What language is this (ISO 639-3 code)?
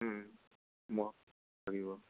asm